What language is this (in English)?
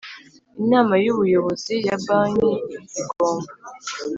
Kinyarwanda